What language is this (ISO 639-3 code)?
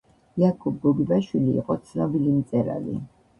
kat